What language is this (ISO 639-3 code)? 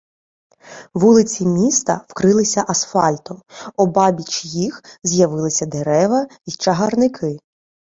ukr